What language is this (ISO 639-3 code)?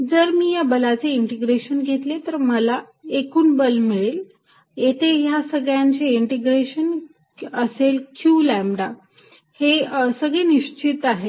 mar